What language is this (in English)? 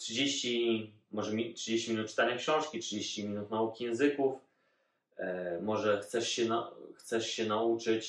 Polish